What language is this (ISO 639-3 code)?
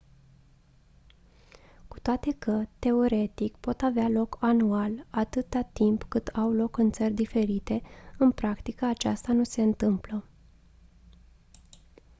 ron